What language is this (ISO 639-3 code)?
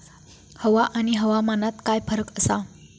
mar